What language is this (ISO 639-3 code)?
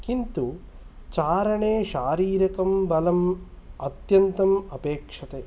san